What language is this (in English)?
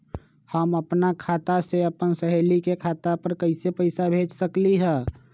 Magahi